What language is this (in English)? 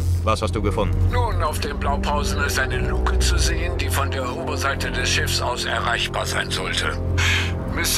German